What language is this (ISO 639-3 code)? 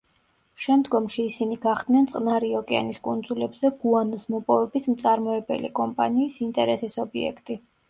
kat